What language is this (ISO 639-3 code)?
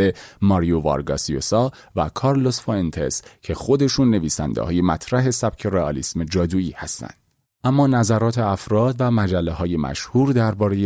fas